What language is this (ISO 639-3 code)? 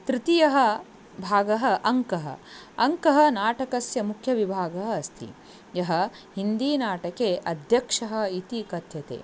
san